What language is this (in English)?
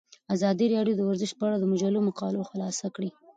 Pashto